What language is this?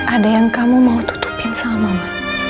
Indonesian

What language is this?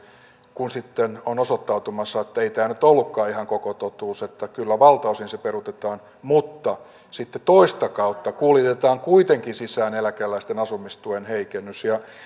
Finnish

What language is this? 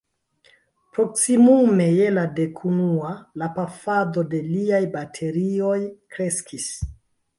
Esperanto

